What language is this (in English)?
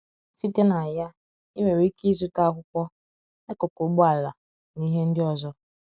Igbo